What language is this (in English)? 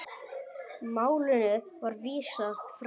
Icelandic